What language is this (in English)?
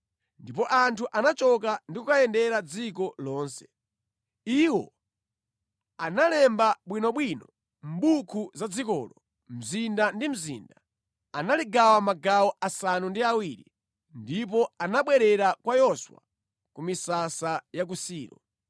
Nyanja